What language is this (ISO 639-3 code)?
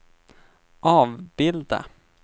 swe